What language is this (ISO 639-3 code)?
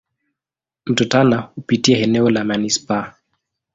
swa